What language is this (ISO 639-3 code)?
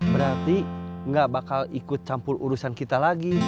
ind